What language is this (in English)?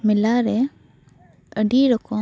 Santali